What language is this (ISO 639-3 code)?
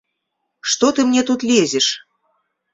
bel